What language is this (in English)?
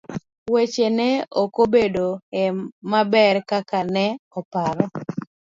Luo (Kenya and Tanzania)